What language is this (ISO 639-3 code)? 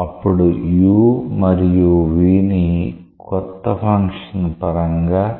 tel